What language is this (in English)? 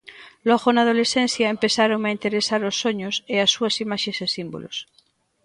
Galician